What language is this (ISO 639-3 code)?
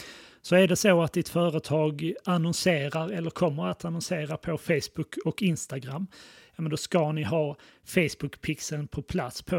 swe